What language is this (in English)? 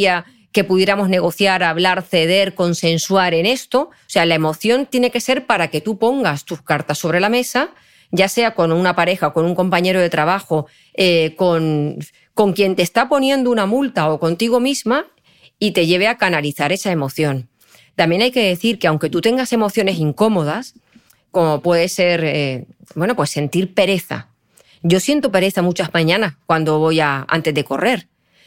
Spanish